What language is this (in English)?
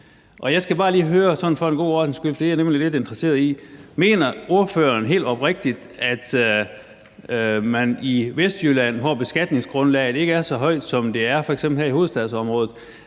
Danish